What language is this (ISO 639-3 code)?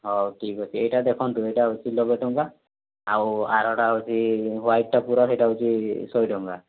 ori